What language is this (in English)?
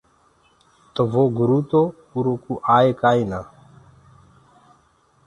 Gurgula